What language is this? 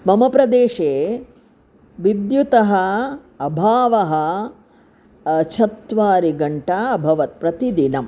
Sanskrit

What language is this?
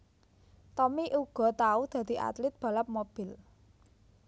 Javanese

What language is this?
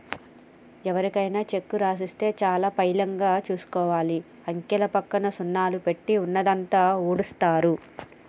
Telugu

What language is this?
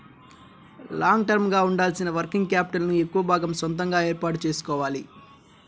Telugu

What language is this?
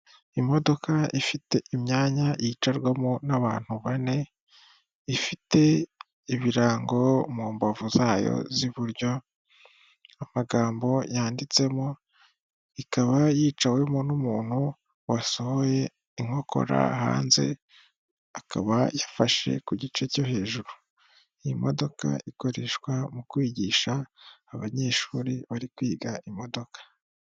Kinyarwanda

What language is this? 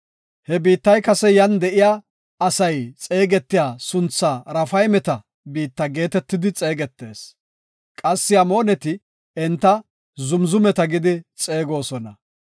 Gofa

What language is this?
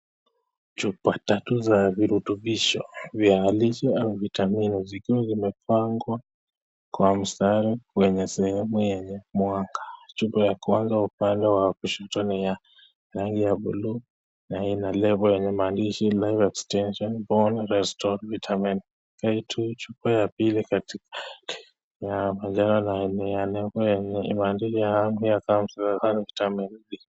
Swahili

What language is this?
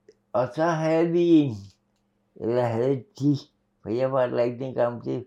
Danish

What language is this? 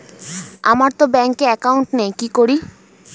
Bangla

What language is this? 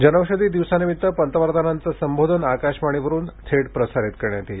Marathi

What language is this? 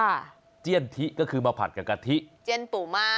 Thai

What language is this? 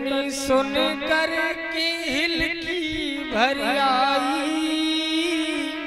Hindi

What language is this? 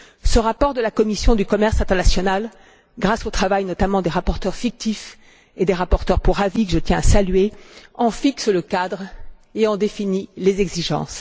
French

